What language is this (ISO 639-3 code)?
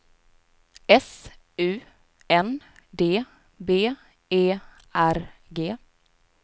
swe